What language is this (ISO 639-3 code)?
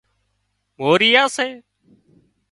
kxp